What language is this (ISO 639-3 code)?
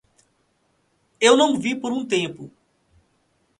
por